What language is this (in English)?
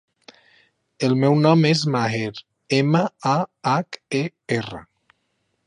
Catalan